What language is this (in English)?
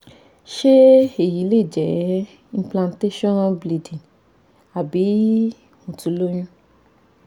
Yoruba